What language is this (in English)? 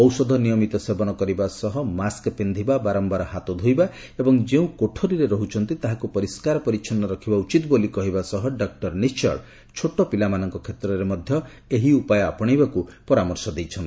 Odia